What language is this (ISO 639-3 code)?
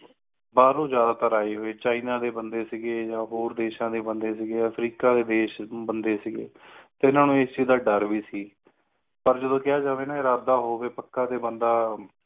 pan